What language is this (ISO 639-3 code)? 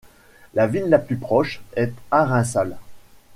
fra